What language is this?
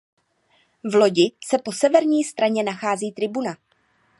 Czech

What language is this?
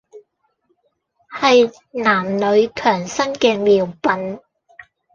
Cantonese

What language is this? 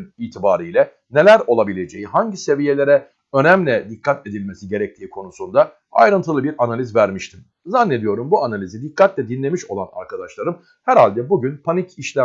Turkish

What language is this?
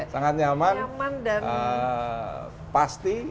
Indonesian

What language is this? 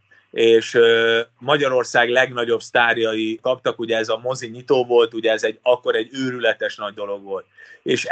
Hungarian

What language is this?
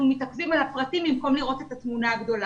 Hebrew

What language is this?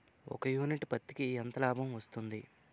Telugu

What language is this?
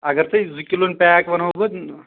Kashmiri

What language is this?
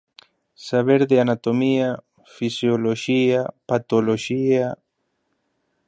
Galician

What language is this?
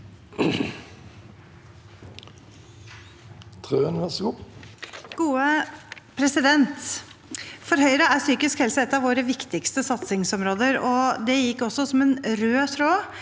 Norwegian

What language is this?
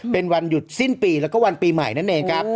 Thai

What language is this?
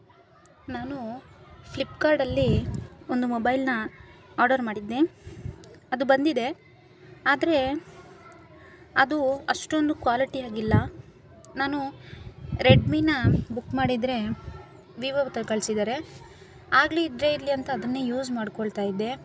Kannada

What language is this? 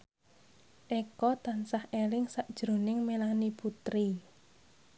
Javanese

